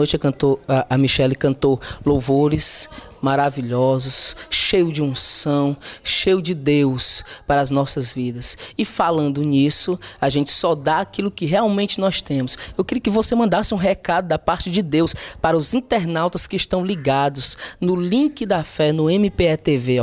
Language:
Portuguese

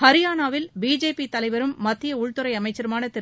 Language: Tamil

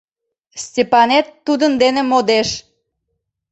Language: Mari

